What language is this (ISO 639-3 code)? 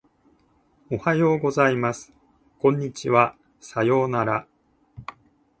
jpn